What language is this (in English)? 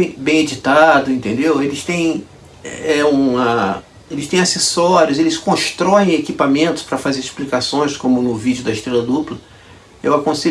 Portuguese